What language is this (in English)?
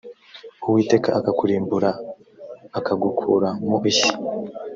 Kinyarwanda